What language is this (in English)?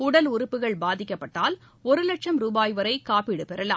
Tamil